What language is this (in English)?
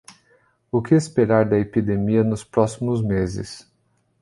Portuguese